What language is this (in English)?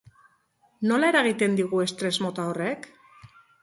Basque